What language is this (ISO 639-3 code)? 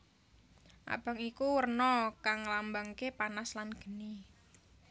jav